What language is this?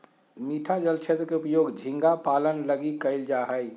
Magahi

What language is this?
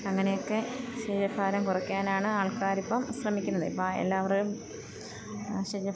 Malayalam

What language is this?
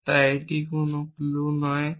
Bangla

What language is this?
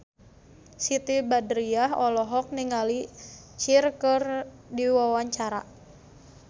Sundanese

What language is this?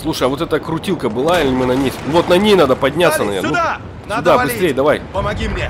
Russian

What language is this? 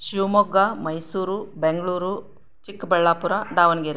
Kannada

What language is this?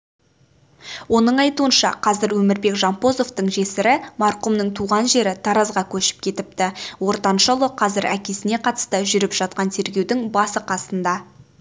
Kazakh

